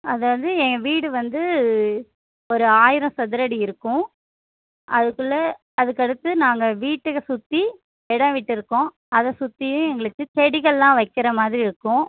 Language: Tamil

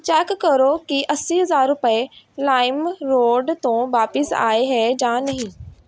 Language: Punjabi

